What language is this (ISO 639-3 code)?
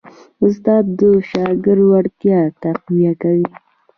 pus